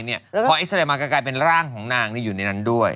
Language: Thai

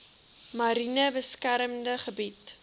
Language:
Afrikaans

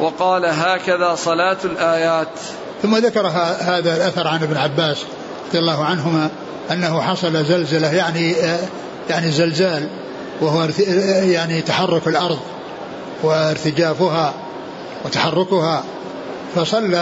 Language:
Arabic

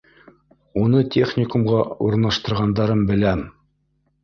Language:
Bashkir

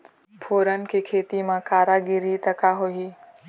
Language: Chhattisgarhi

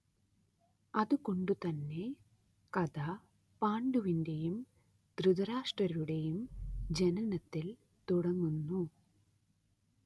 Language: Malayalam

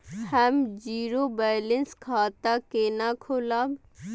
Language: Maithili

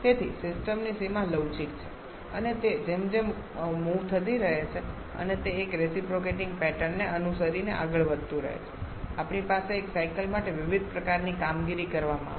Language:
Gujarati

